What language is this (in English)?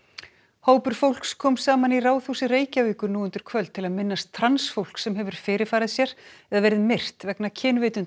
Icelandic